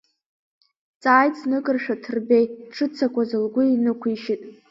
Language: Abkhazian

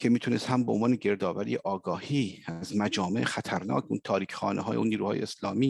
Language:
Persian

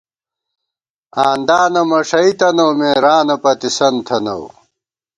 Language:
Gawar-Bati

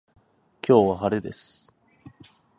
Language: Japanese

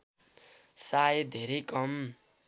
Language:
Nepali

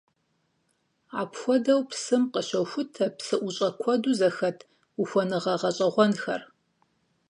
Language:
Kabardian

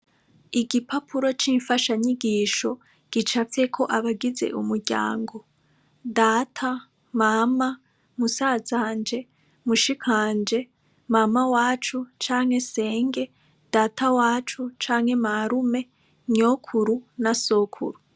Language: Rundi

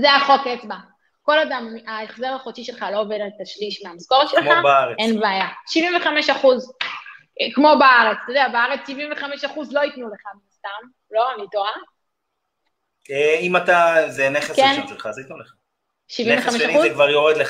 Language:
Hebrew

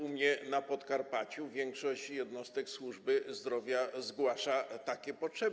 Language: Polish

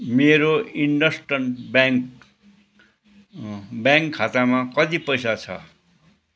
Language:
Nepali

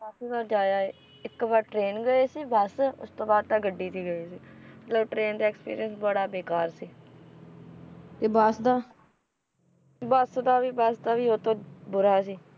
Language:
Punjabi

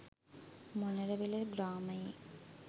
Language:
Sinhala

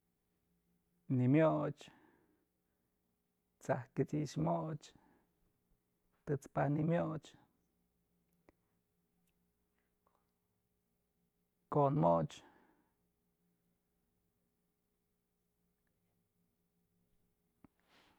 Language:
Mazatlán Mixe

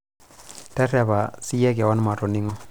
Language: Masai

